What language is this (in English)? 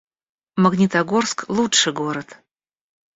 Russian